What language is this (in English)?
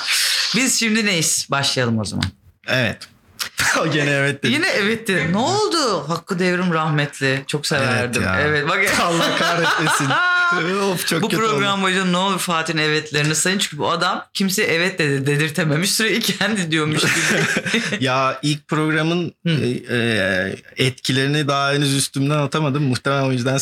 Turkish